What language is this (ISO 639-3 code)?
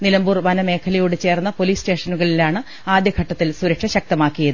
mal